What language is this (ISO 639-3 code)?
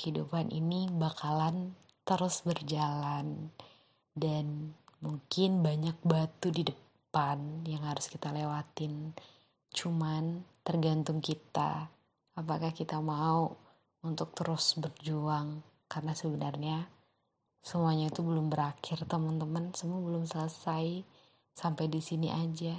ind